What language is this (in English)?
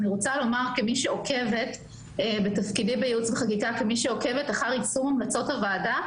Hebrew